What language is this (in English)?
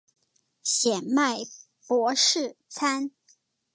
Chinese